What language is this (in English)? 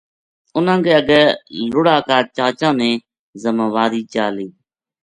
Gujari